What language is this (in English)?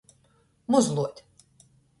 Latgalian